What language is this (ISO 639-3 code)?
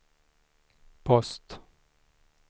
swe